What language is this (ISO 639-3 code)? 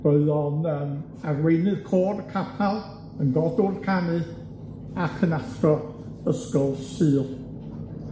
cym